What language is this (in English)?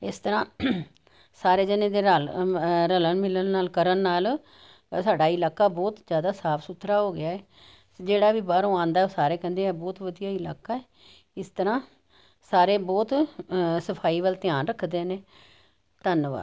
Punjabi